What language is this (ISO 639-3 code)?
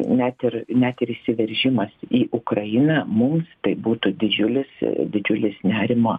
lit